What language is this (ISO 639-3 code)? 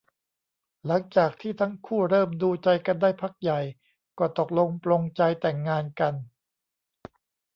tha